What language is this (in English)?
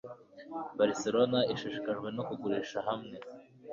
Kinyarwanda